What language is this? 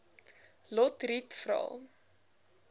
Afrikaans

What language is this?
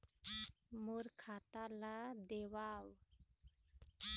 Chhattisgarhi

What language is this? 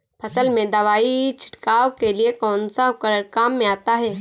Hindi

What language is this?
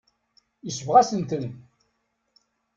Kabyle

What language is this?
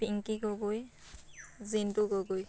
Assamese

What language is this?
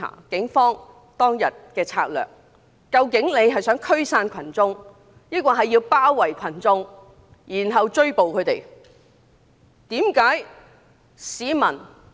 Cantonese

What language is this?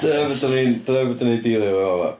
Welsh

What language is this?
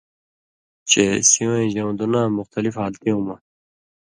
Indus Kohistani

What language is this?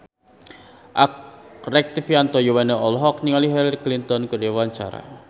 Sundanese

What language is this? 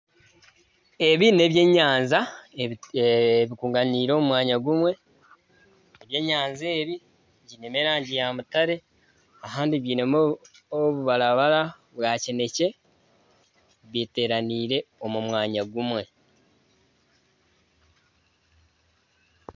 Nyankole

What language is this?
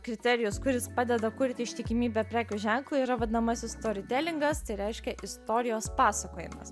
Lithuanian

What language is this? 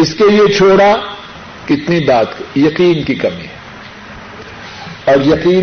Urdu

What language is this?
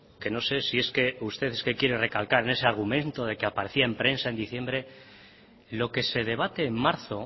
Spanish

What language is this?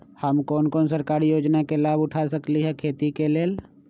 Magahi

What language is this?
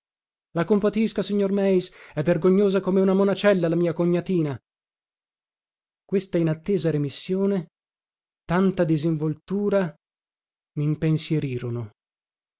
Italian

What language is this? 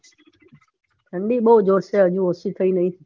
Gujarati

